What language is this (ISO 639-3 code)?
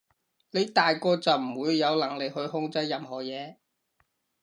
yue